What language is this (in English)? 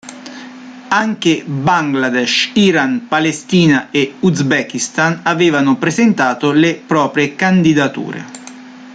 Italian